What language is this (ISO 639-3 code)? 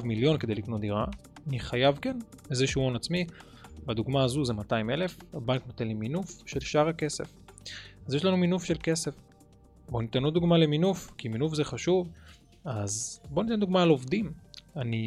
heb